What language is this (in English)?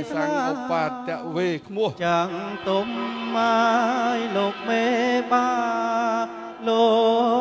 Thai